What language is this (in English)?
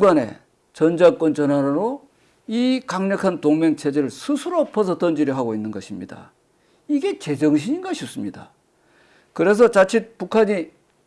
Korean